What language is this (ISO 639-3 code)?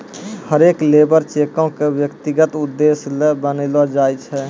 mai